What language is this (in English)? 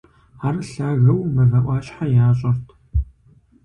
Kabardian